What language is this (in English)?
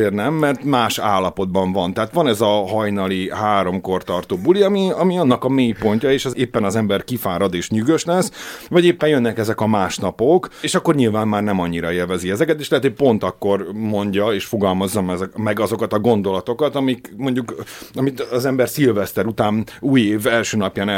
Hungarian